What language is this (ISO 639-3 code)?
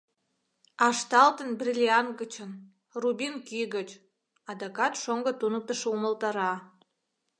chm